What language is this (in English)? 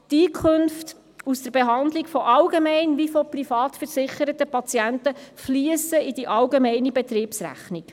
Swiss German